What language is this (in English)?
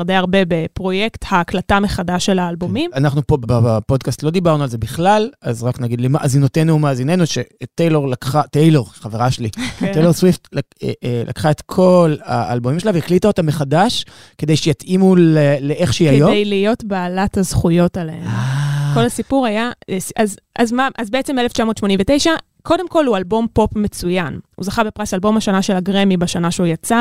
Hebrew